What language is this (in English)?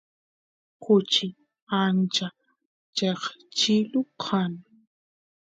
Santiago del Estero Quichua